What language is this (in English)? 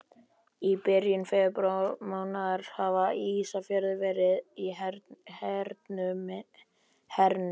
Icelandic